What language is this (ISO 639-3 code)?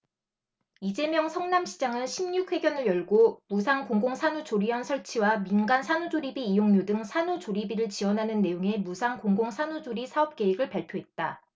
kor